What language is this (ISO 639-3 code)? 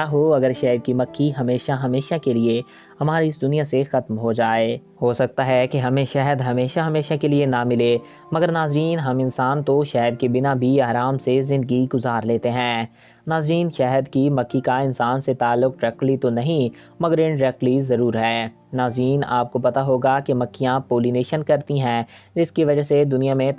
urd